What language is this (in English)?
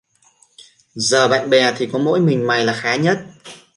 Vietnamese